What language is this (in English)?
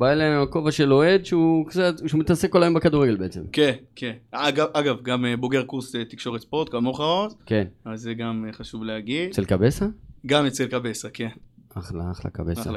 Hebrew